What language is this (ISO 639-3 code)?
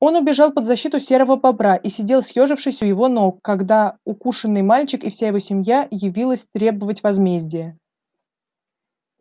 rus